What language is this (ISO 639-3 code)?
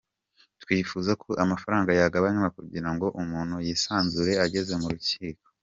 kin